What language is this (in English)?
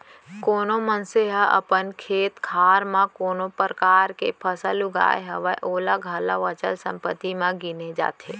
Chhattisgarhi